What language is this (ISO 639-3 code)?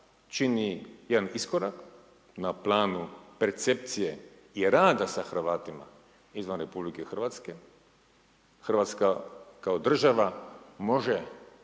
hrv